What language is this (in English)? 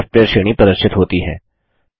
Hindi